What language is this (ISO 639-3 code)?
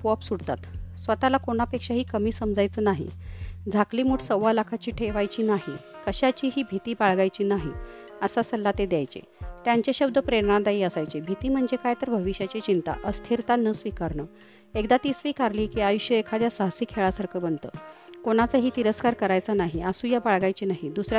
mar